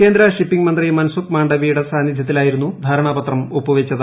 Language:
Malayalam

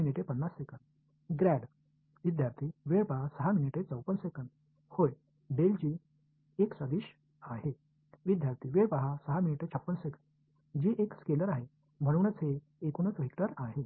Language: Tamil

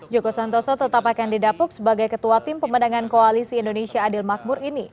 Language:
Indonesian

